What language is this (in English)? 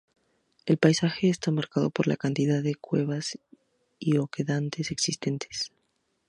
Spanish